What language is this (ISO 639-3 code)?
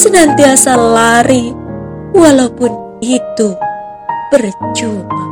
ind